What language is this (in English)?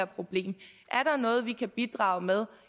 Danish